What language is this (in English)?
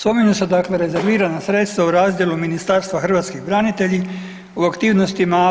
Croatian